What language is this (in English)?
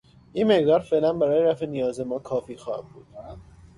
Persian